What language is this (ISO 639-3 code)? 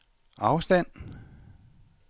dan